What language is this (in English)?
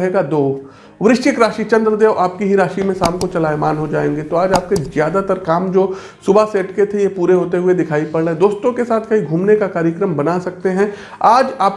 Hindi